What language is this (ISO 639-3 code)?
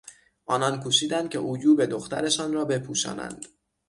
fas